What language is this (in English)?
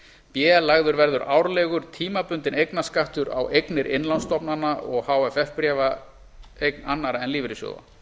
Icelandic